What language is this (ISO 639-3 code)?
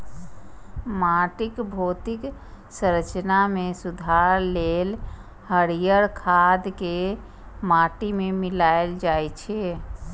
mai